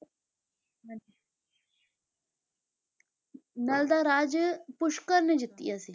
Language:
Punjabi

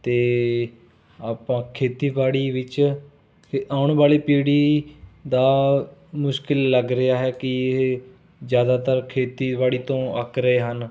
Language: Punjabi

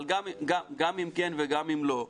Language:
Hebrew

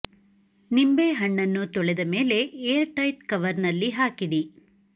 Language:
Kannada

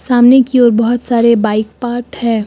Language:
Hindi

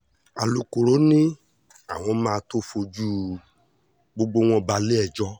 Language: Yoruba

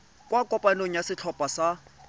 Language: Tswana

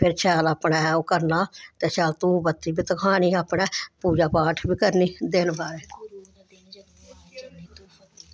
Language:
Dogri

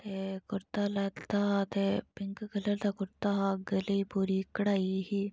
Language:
Dogri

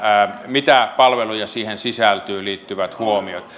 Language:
Finnish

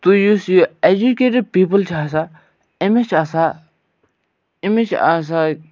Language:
Kashmiri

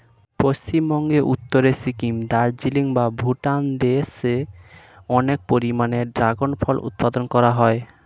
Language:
Bangla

